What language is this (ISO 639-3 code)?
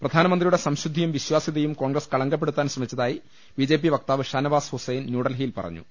mal